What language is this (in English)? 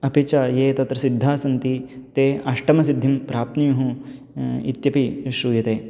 Sanskrit